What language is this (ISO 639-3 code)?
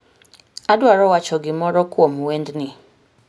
luo